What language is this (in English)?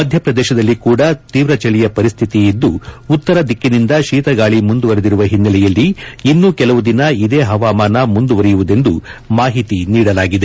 Kannada